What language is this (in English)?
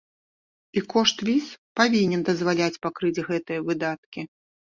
Belarusian